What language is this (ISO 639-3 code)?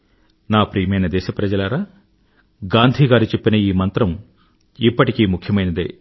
tel